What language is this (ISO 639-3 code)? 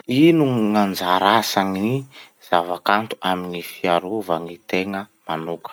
msh